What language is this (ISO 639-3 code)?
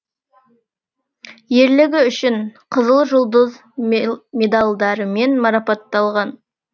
kaz